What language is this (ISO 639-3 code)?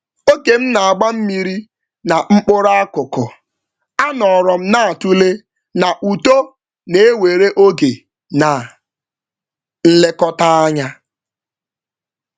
ibo